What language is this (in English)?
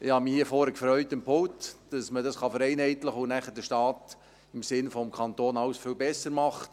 Swiss German